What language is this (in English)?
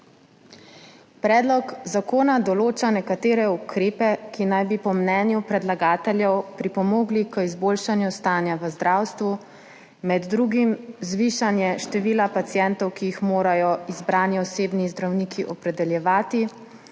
Slovenian